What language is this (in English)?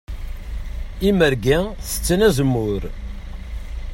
Kabyle